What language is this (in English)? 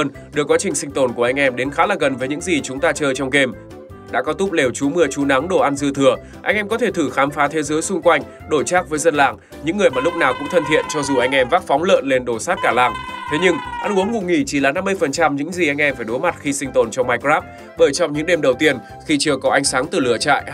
Vietnamese